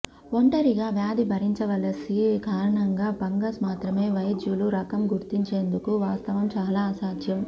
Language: Telugu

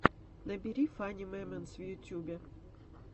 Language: Russian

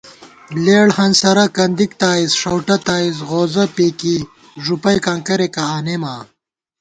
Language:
Gawar-Bati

